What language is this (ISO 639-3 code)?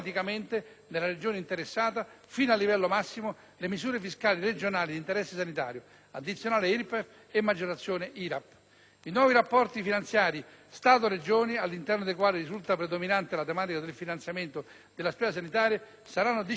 ita